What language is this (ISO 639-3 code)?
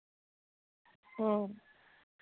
sat